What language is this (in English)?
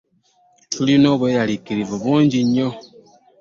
Ganda